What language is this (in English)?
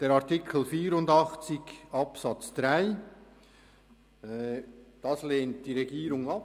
Swiss German